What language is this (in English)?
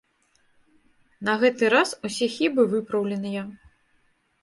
Belarusian